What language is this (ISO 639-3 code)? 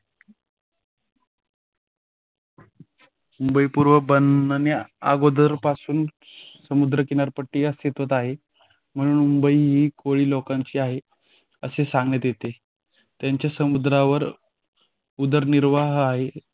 mar